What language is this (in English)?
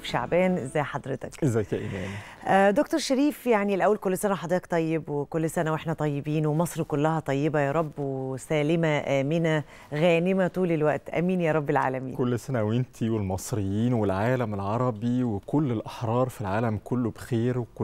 Arabic